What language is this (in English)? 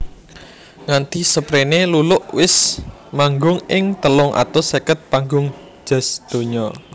Javanese